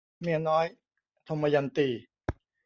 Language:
Thai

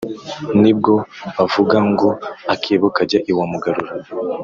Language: Kinyarwanda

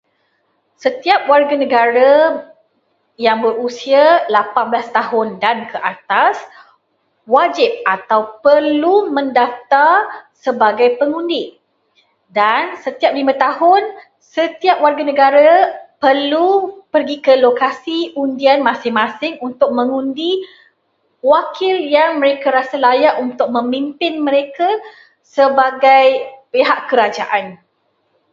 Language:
Malay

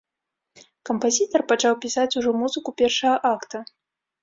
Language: Belarusian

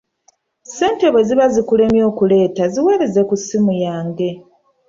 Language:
Ganda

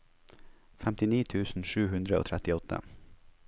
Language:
Norwegian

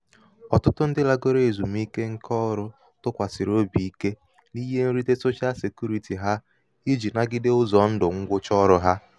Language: Igbo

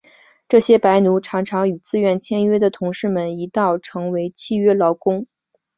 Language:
Chinese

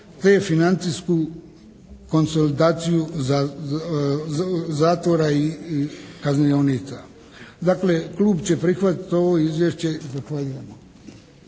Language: Croatian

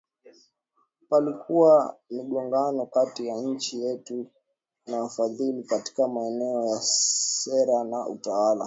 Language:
Swahili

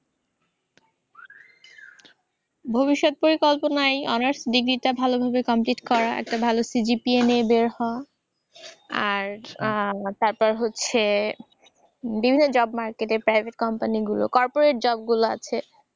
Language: Bangla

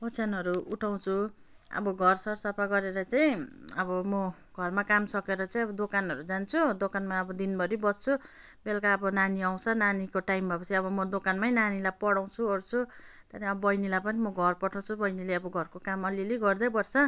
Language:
Nepali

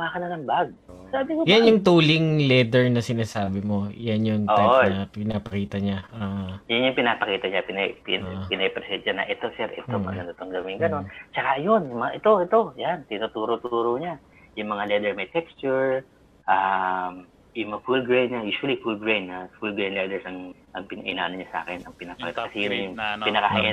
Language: Filipino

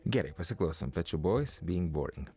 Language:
Lithuanian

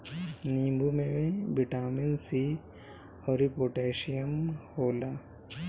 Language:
Bhojpuri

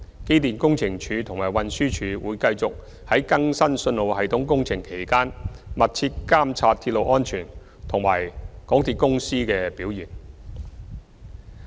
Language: Cantonese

